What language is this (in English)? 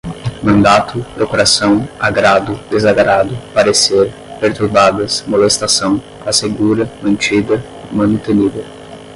Portuguese